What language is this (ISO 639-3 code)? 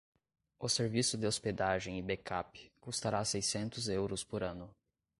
por